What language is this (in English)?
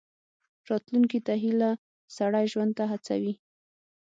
Pashto